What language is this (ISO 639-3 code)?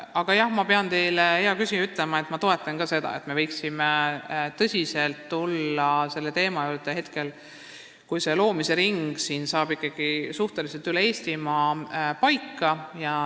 est